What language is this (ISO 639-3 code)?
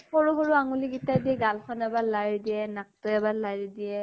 asm